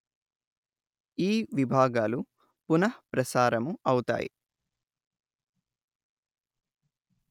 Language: Telugu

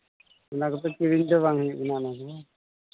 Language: Santali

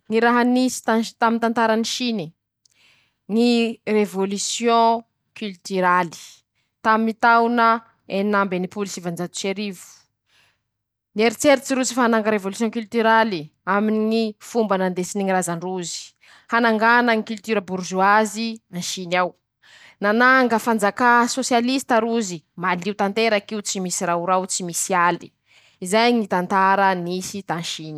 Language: Masikoro Malagasy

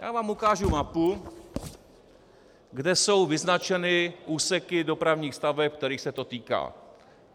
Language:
Czech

